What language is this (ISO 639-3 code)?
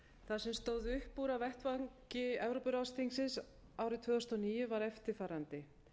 isl